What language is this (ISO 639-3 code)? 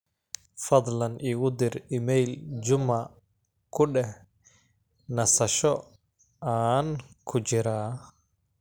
som